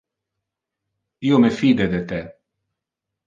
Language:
Interlingua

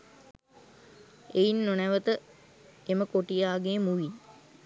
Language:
Sinhala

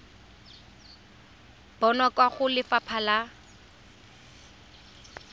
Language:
Tswana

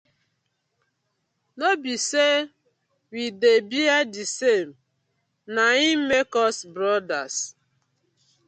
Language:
Nigerian Pidgin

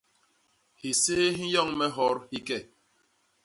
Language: Basaa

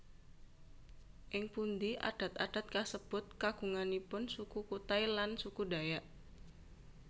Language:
Javanese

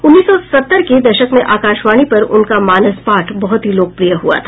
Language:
Hindi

